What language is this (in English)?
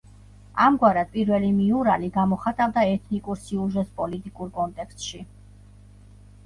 Georgian